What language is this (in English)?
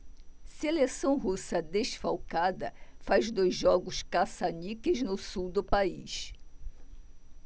Portuguese